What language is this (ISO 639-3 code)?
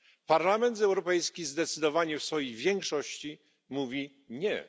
pol